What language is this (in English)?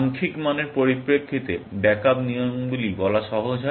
Bangla